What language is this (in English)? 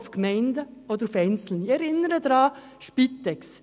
Swiss German